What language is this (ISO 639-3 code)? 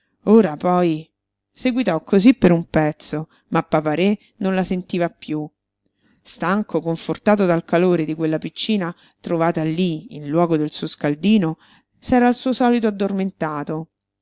ita